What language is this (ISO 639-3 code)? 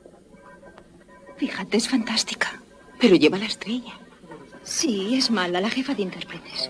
spa